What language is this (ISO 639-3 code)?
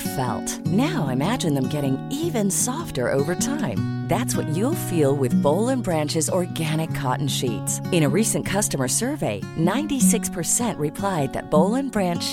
urd